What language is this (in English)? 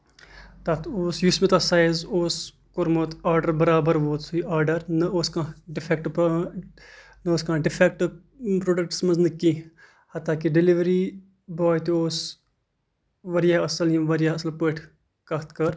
Kashmiri